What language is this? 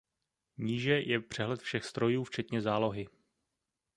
Czech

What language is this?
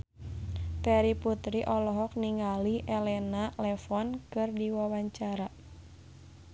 Sundanese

